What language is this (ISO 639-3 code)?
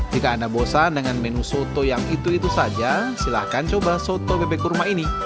ind